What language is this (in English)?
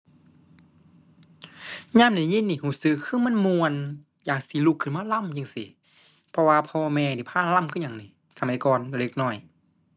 Thai